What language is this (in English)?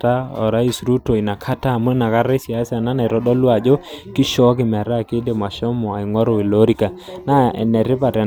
Masai